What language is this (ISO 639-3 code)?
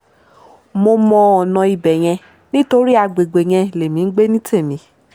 yor